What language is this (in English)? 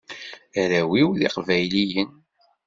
Kabyle